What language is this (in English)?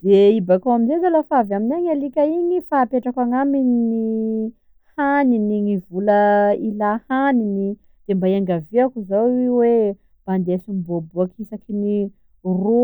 Sakalava Malagasy